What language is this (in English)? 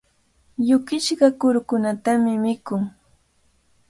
Cajatambo North Lima Quechua